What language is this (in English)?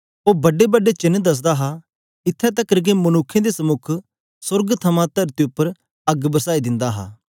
Dogri